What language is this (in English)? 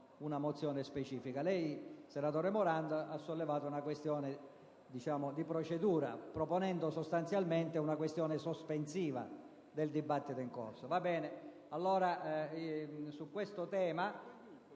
Italian